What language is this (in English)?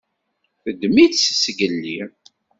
Kabyle